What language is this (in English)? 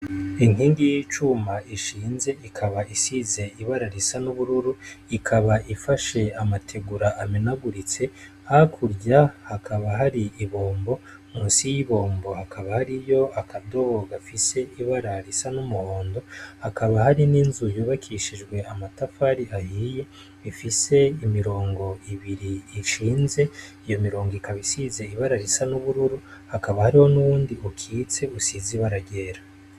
Rundi